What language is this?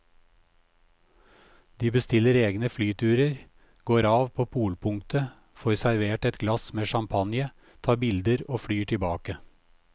Norwegian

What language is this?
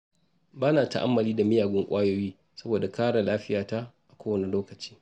Hausa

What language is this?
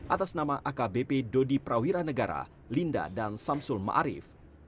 Indonesian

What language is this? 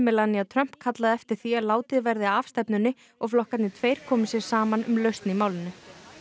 Icelandic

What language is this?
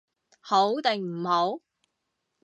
Cantonese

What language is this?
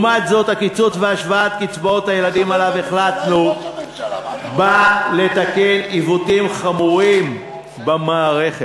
Hebrew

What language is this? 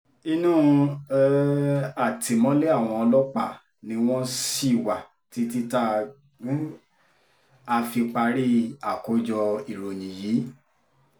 Yoruba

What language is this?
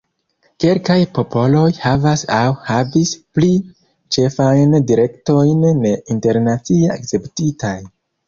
Esperanto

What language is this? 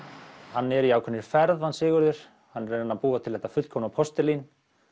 Icelandic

